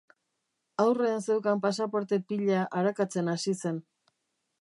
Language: Basque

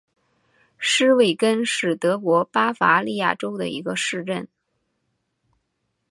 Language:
Chinese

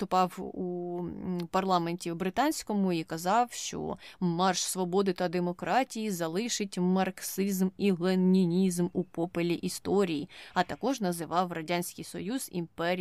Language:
Ukrainian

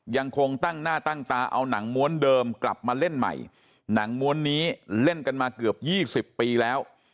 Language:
Thai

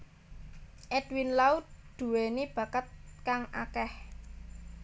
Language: Javanese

